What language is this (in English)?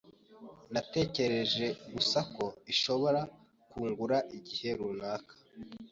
Kinyarwanda